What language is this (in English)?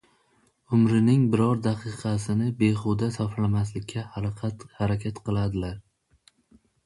Uzbek